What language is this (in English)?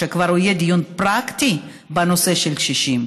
Hebrew